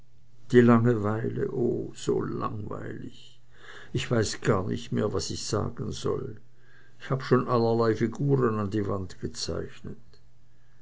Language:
German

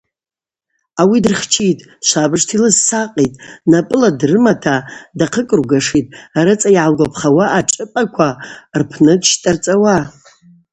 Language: Abaza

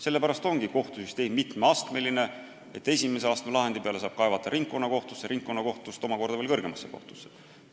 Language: Estonian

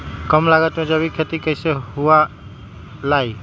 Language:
Magahi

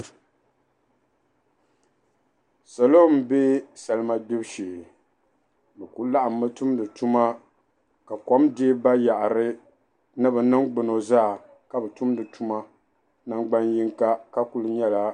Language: Dagbani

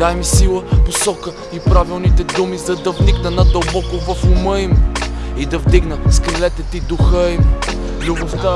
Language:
Bulgarian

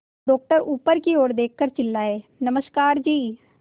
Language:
Hindi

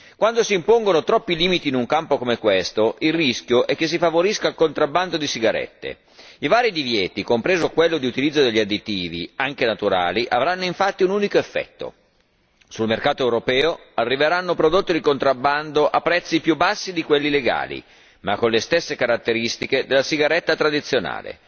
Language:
Italian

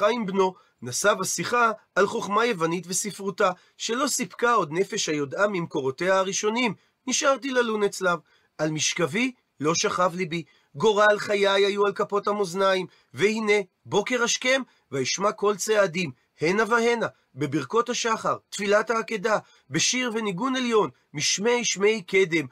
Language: Hebrew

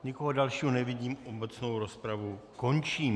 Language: Czech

